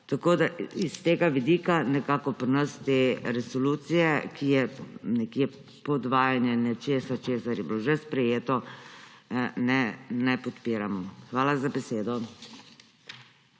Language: Slovenian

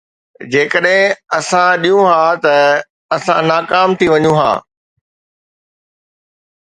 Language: Sindhi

